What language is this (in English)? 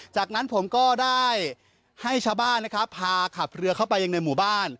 Thai